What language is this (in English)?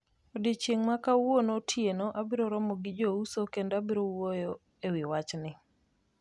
Luo (Kenya and Tanzania)